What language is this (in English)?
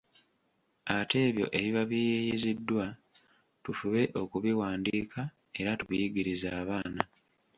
Ganda